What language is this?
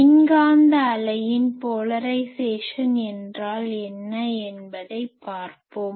Tamil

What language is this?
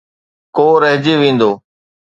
Sindhi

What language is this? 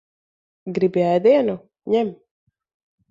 Latvian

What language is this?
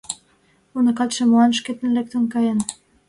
Mari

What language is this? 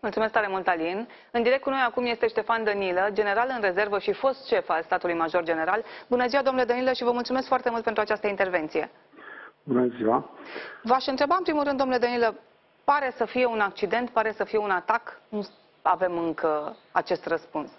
Romanian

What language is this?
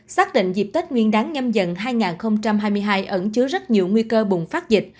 Vietnamese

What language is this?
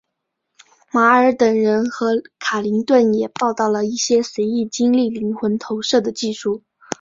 Chinese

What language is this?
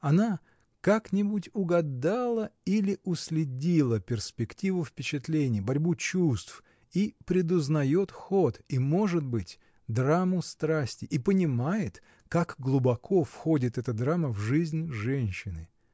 Russian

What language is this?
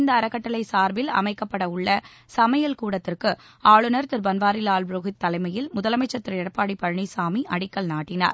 Tamil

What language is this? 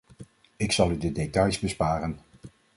Dutch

